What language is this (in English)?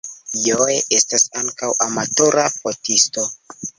Esperanto